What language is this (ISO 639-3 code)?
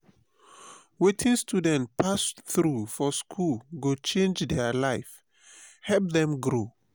pcm